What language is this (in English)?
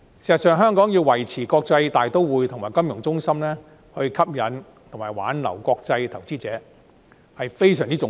Cantonese